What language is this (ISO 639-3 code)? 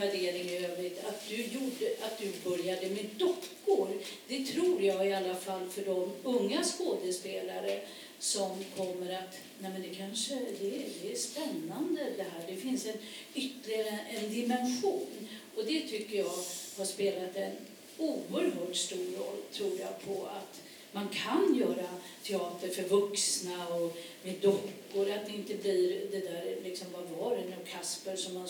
swe